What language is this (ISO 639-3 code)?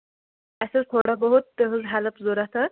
kas